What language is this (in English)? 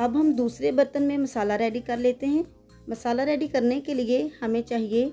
Hindi